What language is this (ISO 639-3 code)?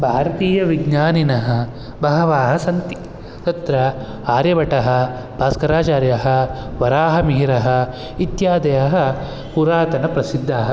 san